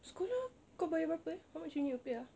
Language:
English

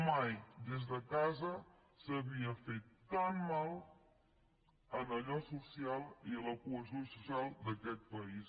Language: Catalan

